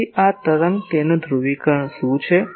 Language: Gujarati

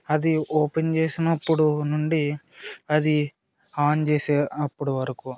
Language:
Telugu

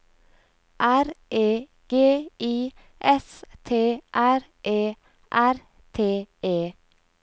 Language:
Norwegian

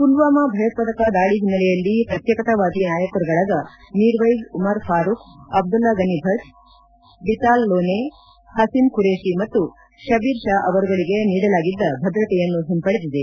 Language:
Kannada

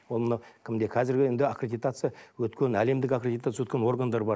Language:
Kazakh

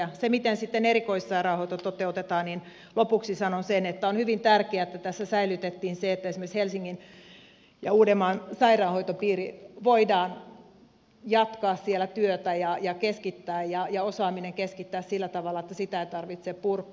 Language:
Finnish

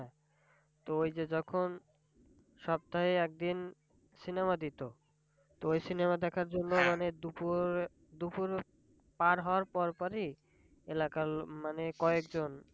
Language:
Bangla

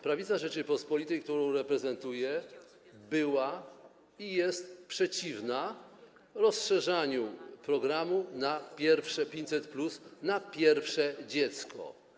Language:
Polish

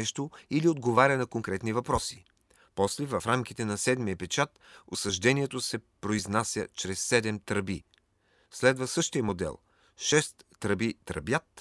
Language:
Bulgarian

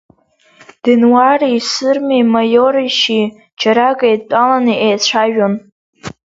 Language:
Abkhazian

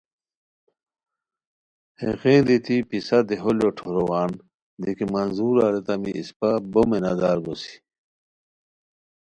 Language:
Khowar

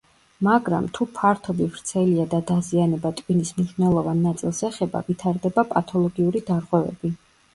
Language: Georgian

